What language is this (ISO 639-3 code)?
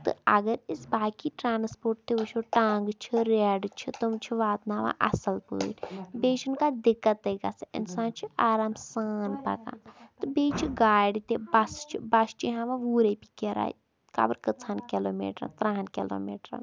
kas